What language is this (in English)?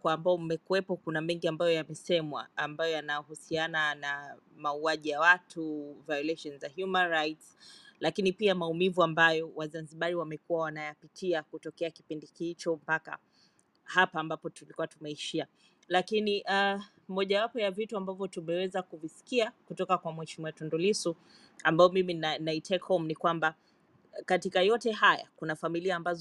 Swahili